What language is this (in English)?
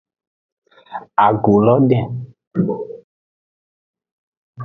Aja (Benin)